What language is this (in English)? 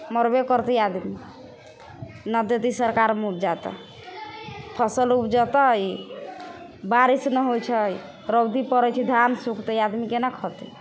Maithili